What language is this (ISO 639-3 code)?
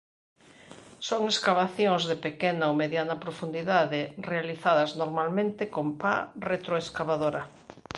glg